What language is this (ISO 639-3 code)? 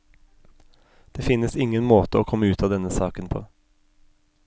nor